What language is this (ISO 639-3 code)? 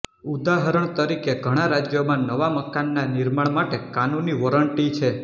guj